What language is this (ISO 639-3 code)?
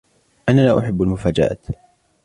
ara